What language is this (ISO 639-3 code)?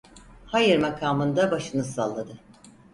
tur